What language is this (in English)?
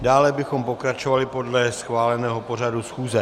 Czech